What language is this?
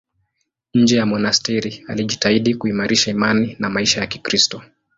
Swahili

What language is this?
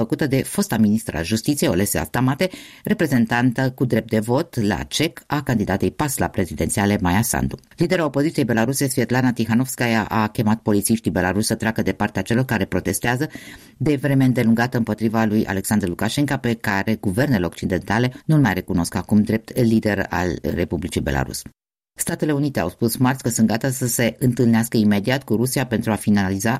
Romanian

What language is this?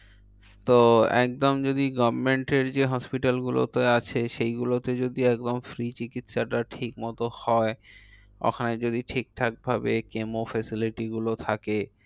Bangla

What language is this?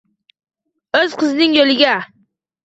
Uzbek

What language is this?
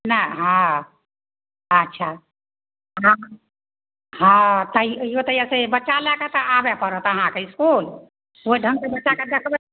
Maithili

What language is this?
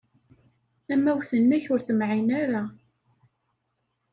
Kabyle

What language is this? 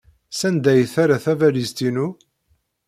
Kabyle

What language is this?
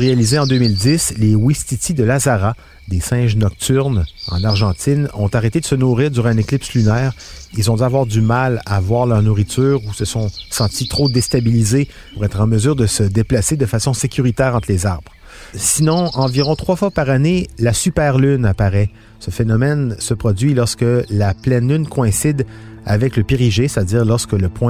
French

